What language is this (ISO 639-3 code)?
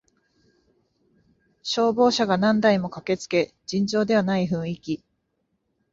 jpn